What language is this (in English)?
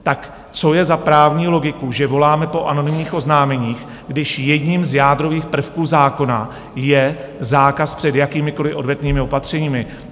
Czech